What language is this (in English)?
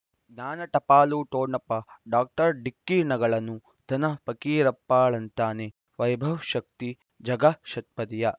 Kannada